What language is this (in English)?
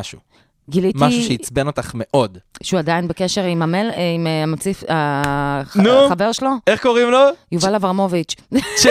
Hebrew